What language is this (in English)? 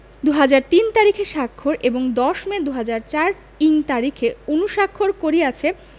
Bangla